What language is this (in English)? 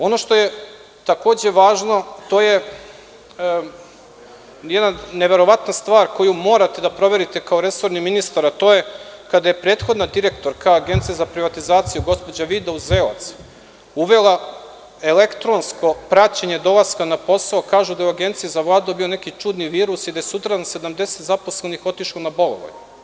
Serbian